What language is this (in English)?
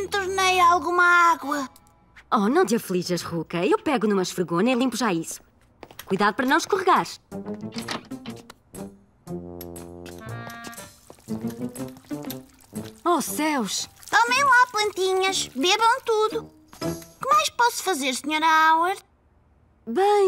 Portuguese